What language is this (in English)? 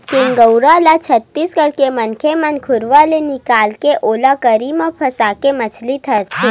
Chhattisgarhi